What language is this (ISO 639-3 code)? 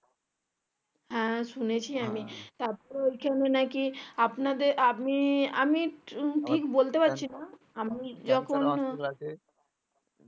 ben